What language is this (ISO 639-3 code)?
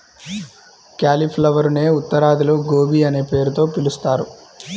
tel